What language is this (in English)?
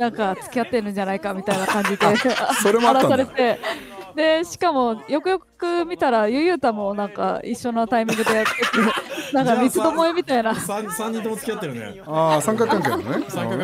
Japanese